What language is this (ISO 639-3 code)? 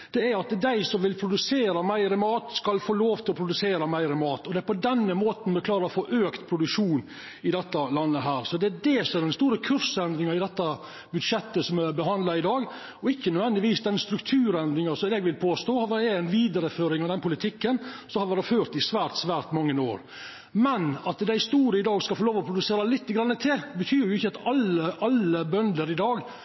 nno